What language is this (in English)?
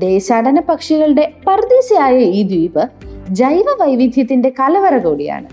Malayalam